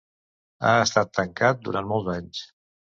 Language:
Catalan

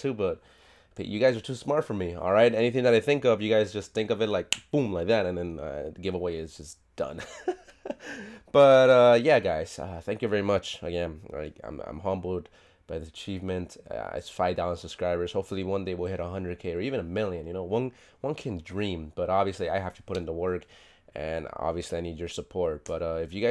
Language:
English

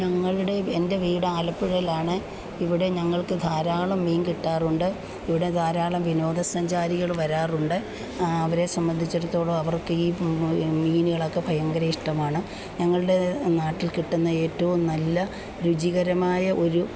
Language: Malayalam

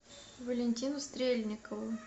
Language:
Russian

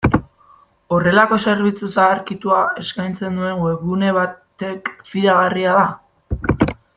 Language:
Basque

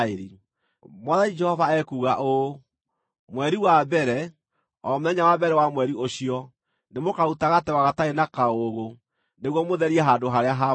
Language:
Kikuyu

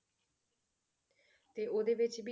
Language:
Punjabi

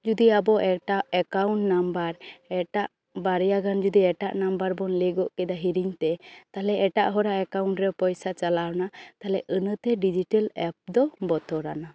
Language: Santali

